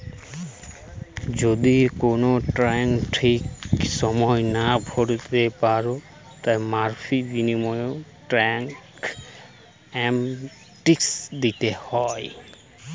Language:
Bangla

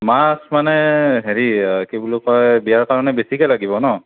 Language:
Assamese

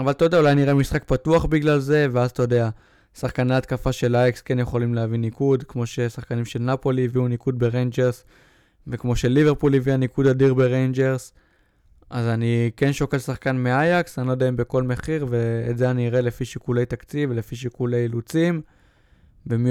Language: Hebrew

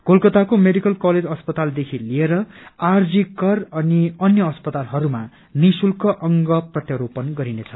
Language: Nepali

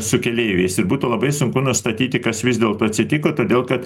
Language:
Lithuanian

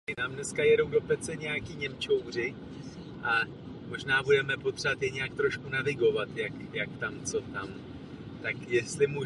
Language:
Czech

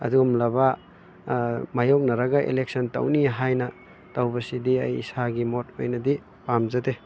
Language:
Manipuri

